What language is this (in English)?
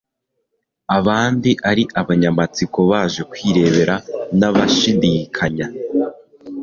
Kinyarwanda